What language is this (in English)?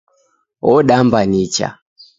Taita